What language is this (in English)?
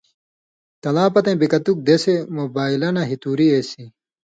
Indus Kohistani